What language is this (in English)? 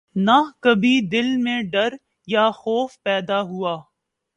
Urdu